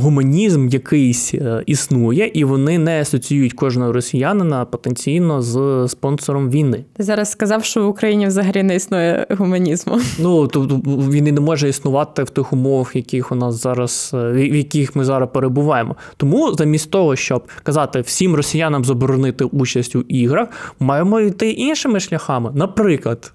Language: Ukrainian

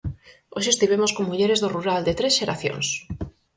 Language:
Galician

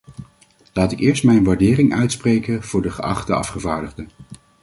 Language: Dutch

